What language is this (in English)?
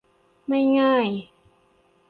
Thai